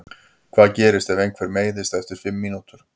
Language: Icelandic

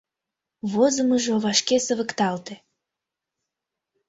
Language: Mari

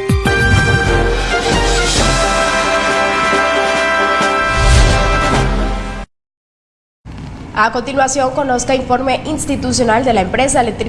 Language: Spanish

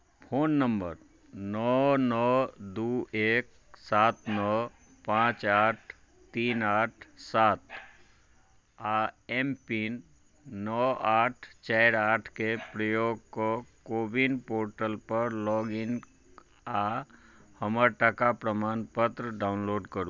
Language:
Maithili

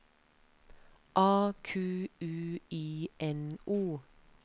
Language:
Norwegian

